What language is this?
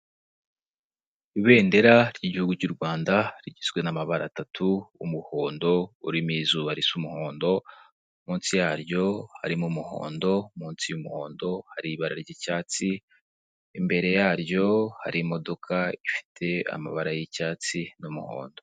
Kinyarwanda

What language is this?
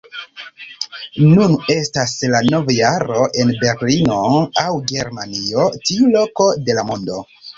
Esperanto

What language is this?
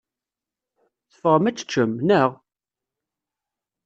Kabyle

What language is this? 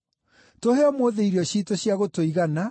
Kikuyu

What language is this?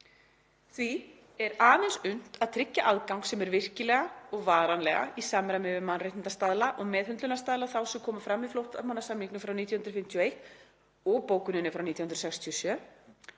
Icelandic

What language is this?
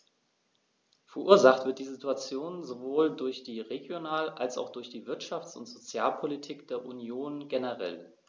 German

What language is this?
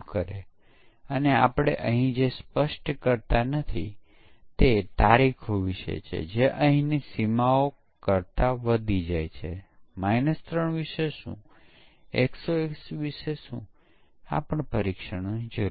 Gujarati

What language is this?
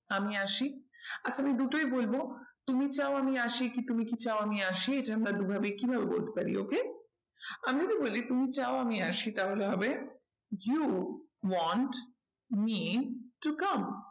Bangla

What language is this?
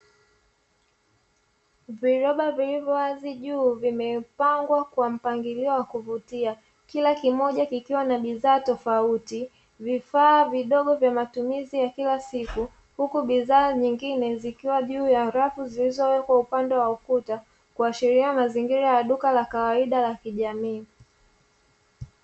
Swahili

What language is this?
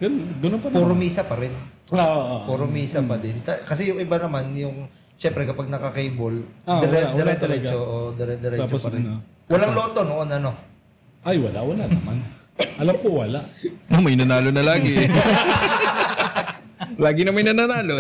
Filipino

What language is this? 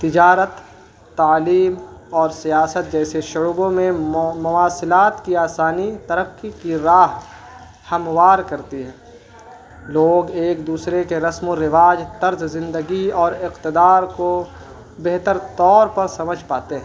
Urdu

